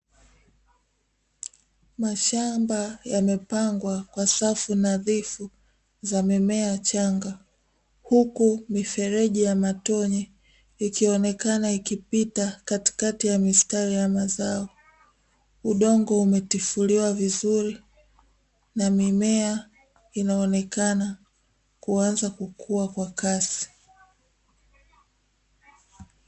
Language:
Swahili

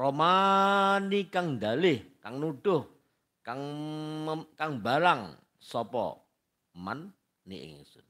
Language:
Indonesian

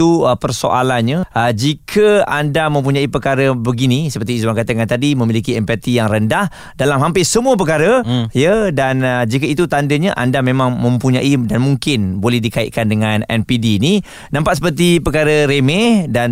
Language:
Malay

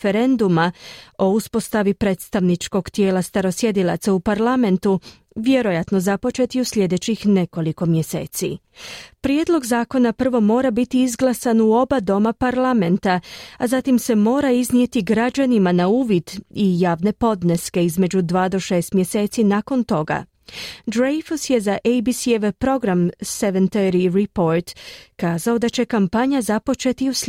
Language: Croatian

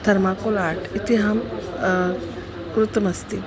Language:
Sanskrit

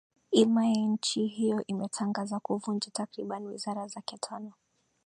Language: Swahili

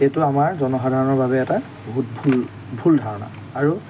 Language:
Assamese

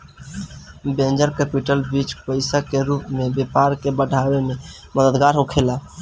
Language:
Bhojpuri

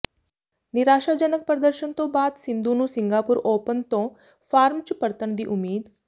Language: Punjabi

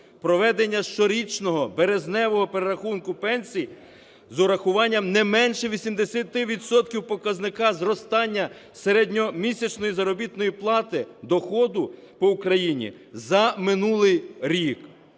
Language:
Ukrainian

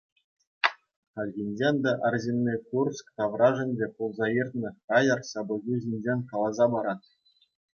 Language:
Chuvash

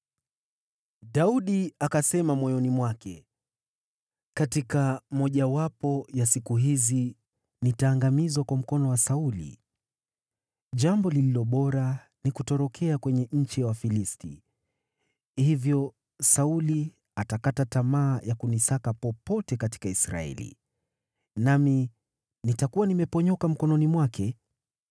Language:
Swahili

